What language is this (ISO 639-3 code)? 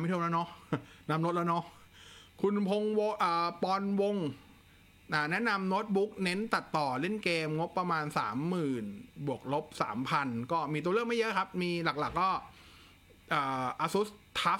tha